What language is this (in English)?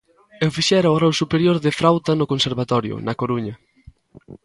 Galician